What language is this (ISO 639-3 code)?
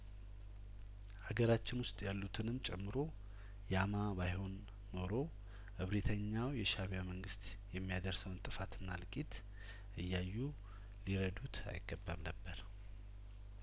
amh